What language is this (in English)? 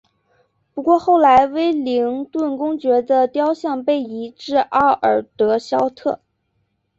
Chinese